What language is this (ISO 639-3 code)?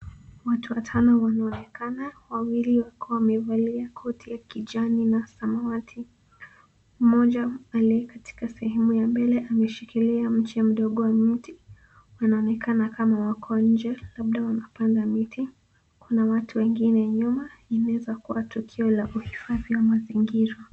swa